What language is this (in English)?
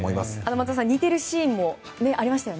Japanese